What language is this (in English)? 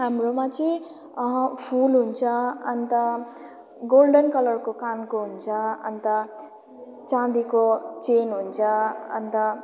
Nepali